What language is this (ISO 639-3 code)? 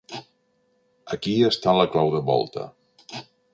cat